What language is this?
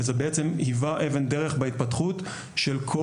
Hebrew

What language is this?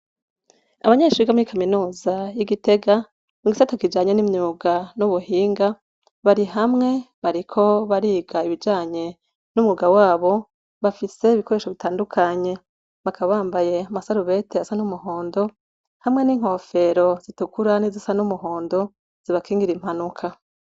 Rundi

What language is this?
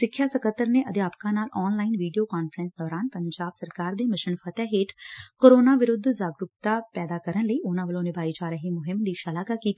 Punjabi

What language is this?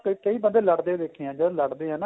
Punjabi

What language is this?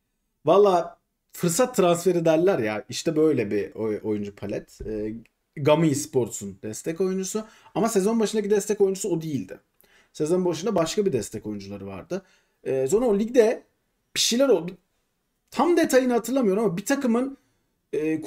Turkish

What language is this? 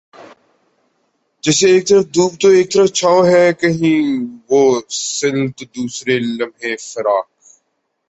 Urdu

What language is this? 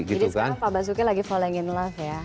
Indonesian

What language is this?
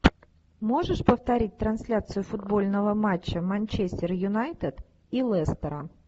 Russian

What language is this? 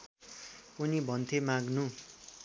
Nepali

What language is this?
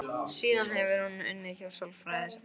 Icelandic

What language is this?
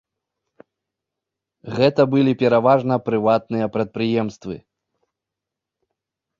Belarusian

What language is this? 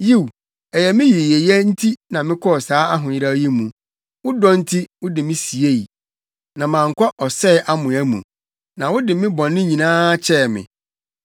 Akan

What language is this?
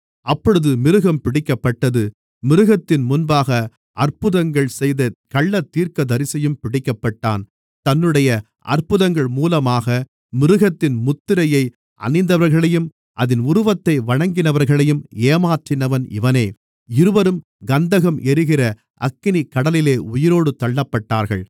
Tamil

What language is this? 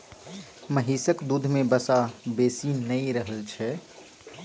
Maithili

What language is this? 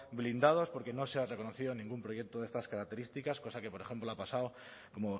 Spanish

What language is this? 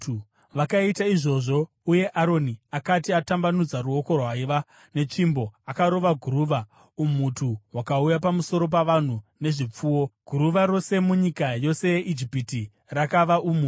Shona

